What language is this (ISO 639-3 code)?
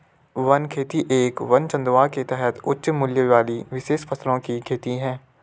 hin